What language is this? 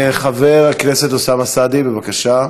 Hebrew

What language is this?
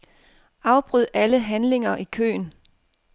Danish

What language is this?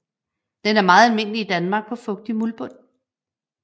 Danish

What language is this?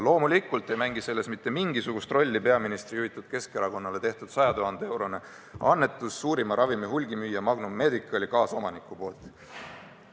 Estonian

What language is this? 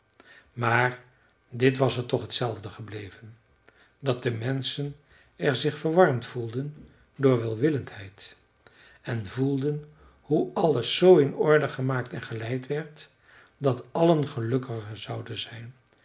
Dutch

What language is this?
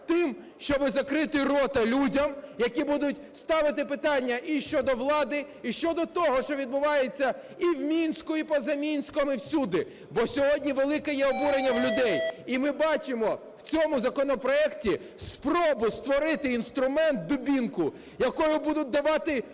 Ukrainian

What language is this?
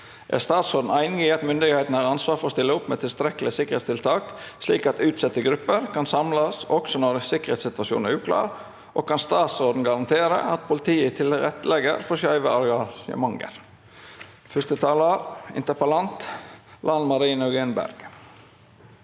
Norwegian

